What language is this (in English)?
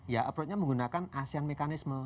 Indonesian